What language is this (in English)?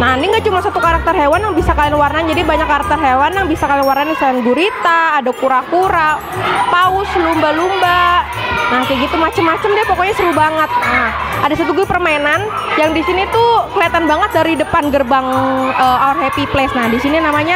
Indonesian